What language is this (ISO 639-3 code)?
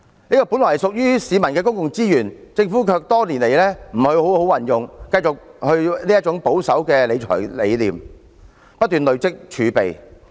yue